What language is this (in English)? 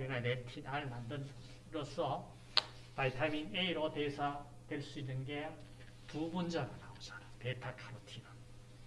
Korean